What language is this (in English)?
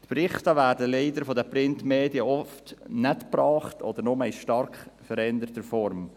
Swiss German